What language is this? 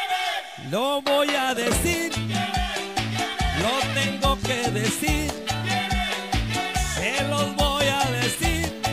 Spanish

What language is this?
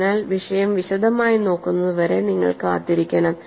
Malayalam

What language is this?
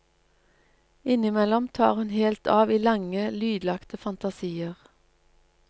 Norwegian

